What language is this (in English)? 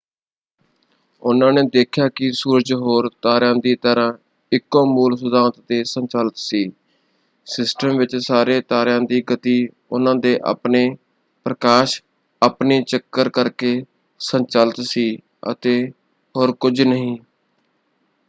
Punjabi